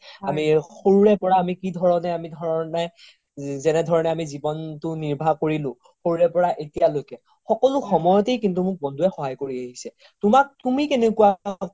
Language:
Assamese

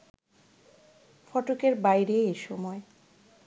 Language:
Bangla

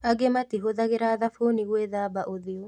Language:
Kikuyu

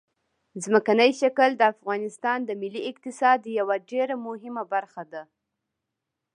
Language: Pashto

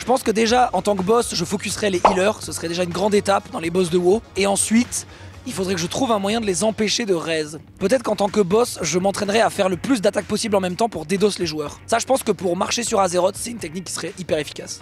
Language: French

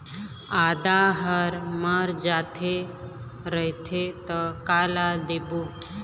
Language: Chhattisgarhi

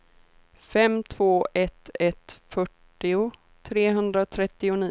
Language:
Swedish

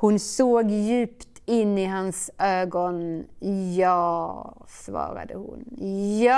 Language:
Swedish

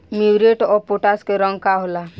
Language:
Bhojpuri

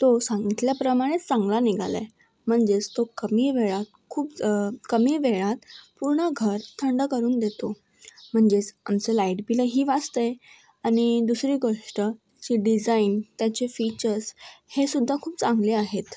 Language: Marathi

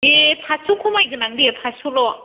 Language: Bodo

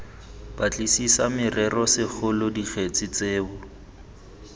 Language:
Tswana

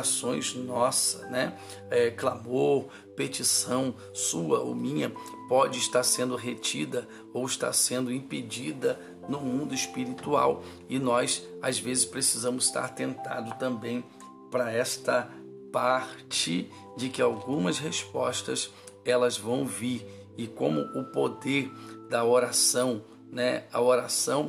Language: Portuguese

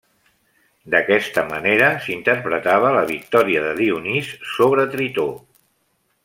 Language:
Catalan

